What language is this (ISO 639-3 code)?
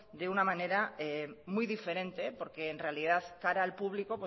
spa